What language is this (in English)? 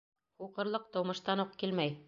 Bashkir